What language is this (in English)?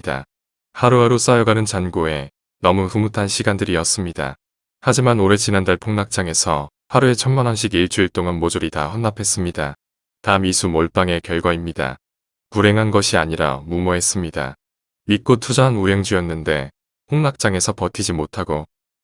Korean